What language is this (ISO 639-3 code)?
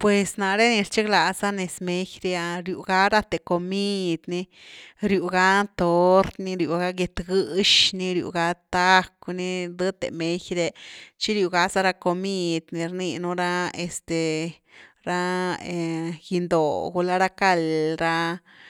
ztu